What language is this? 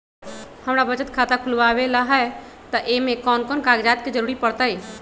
Magahi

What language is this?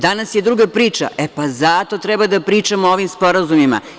Serbian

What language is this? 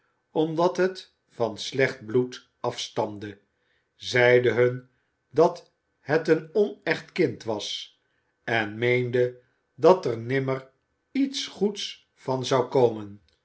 Dutch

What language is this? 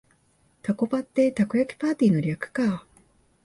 Japanese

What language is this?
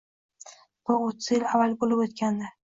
Uzbek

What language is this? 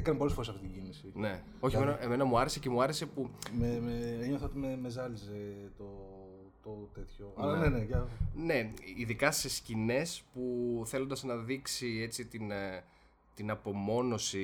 Greek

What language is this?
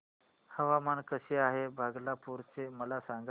Marathi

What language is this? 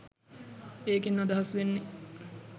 Sinhala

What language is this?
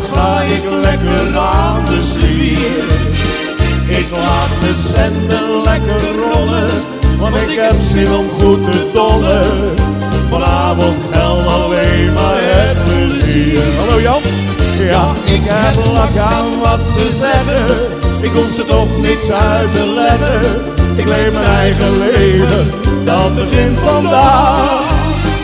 Dutch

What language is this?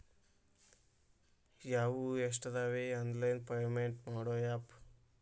Kannada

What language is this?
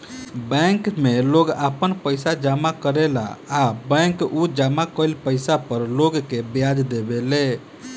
Bhojpuri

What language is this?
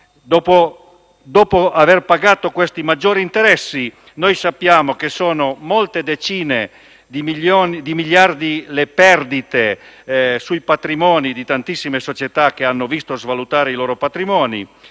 Italian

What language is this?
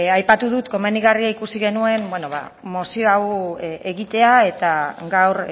Basque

